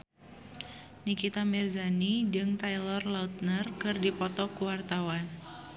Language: Sundanese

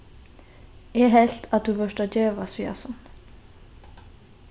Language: Faroese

